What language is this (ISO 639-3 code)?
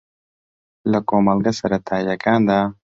ckb